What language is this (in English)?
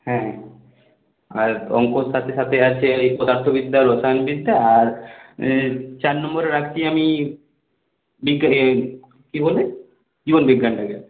Bangla